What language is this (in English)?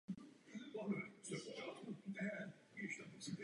Czech